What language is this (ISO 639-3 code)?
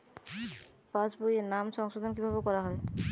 ben